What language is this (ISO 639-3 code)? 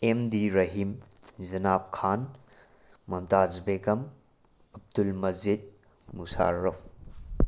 mni